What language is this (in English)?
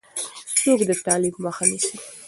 Pashto